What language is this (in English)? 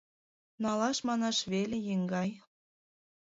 Mari